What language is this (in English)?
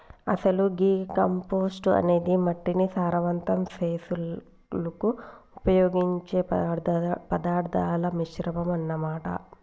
Telugu